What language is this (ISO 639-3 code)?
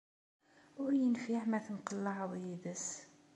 kab